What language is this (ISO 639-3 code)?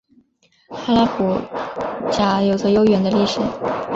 zho